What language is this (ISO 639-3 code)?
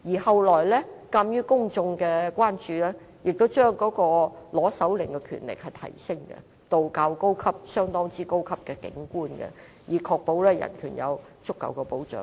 yue